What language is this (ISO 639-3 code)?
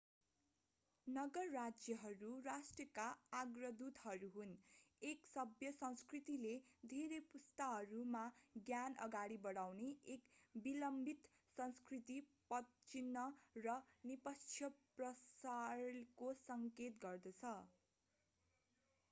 nep